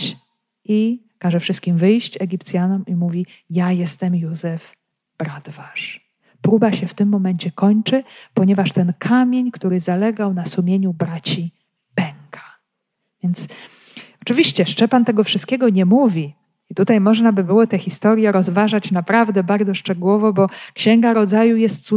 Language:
Polish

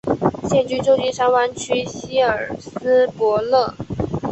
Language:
Chinese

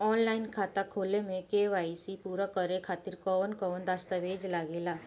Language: Bhojpuri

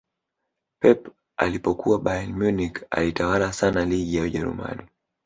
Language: Swahili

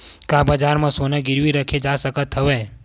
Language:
Chhattisgarhi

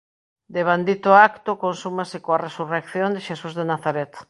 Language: Galician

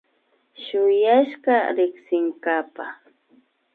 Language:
Imbabura Highland Quichua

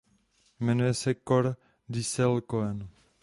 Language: Czech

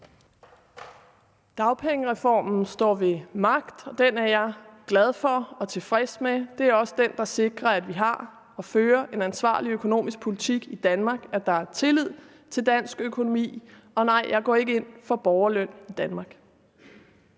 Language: Danish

